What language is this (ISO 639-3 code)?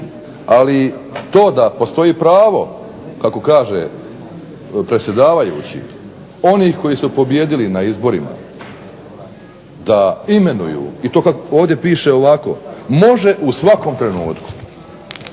hrv